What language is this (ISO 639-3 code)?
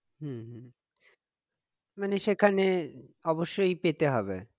ben